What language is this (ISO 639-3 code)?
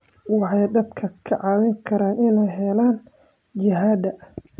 som